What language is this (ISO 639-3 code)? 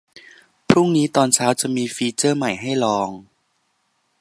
tha